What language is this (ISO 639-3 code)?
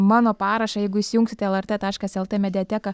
lit